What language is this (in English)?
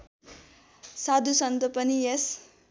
Nepali